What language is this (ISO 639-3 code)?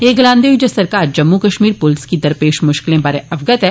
doi